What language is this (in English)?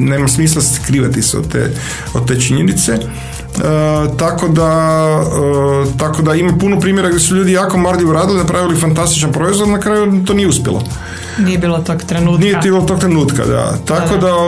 Croatian